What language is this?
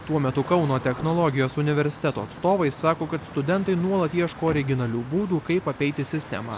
Lithuanian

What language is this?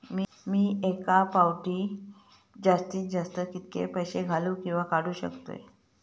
Marathi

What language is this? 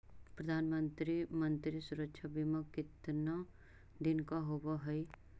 Magahi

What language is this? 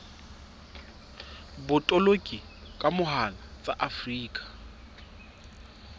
Southern Sotho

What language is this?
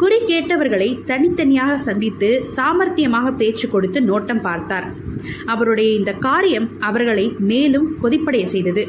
Tamil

